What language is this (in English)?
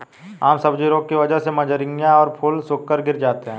Hindi